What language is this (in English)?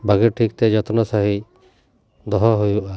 Santali